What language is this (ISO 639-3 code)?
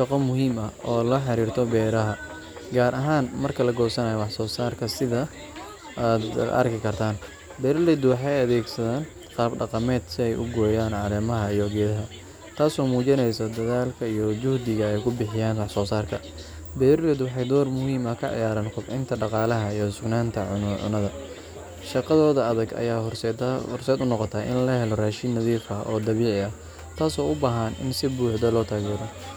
som